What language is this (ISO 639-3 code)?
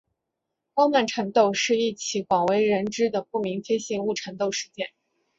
zho